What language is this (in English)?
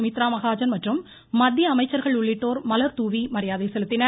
Tamil